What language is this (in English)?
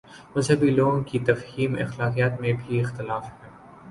Urdu